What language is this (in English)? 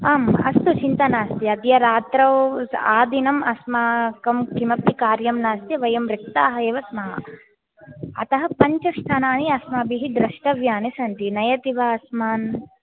Sanskrit